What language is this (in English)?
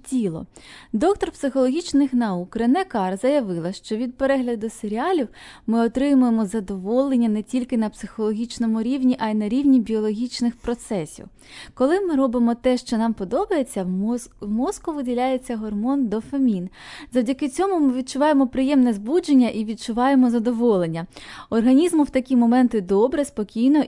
Ukrainian